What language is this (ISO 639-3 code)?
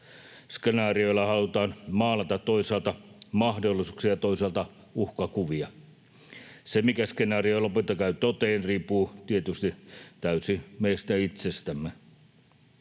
fin